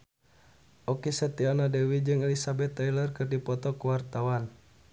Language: Sundanese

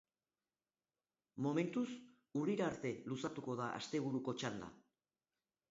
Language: Basque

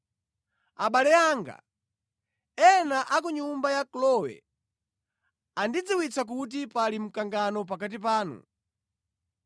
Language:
Nyanja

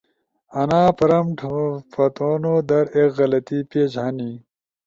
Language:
Ushojo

